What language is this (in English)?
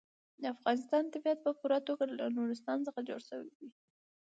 Pashto